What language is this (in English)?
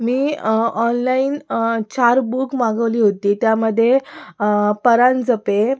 Marathi